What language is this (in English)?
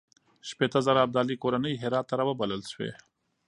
Pashto